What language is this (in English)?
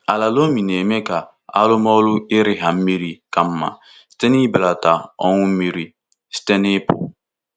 Igbo